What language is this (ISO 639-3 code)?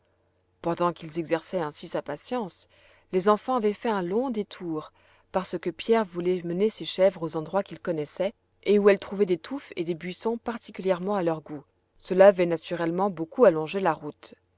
fra